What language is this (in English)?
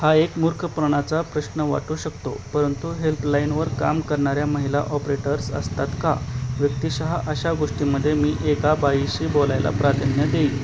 Marathi